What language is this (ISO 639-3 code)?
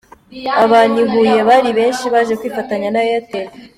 kin